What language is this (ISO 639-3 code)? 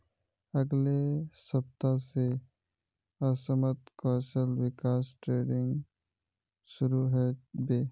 mag